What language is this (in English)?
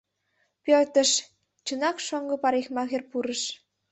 Mari